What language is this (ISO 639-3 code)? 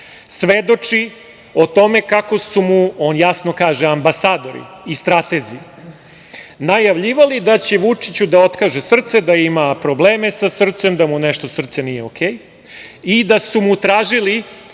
srp